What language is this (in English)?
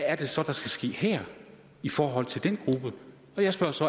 Danish